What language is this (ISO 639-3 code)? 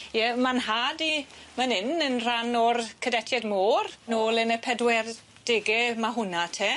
cym